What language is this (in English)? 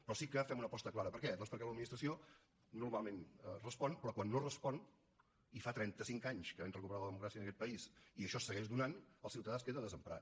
Catalan